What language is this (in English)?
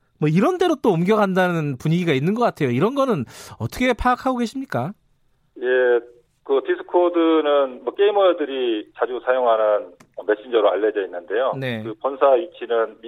Korean